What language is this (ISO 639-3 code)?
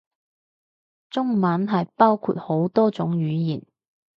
yue